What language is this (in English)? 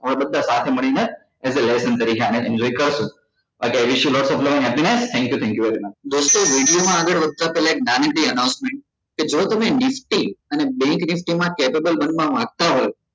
Gujarati